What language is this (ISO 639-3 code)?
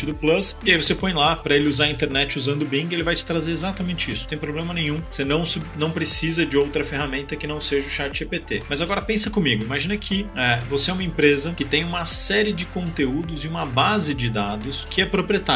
por